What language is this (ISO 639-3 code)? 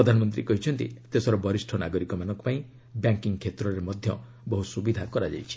ori